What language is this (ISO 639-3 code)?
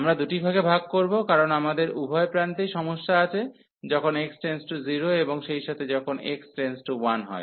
ben